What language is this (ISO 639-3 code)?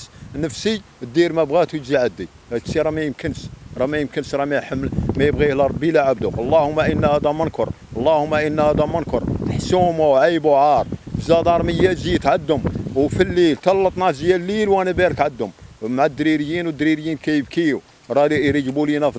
ara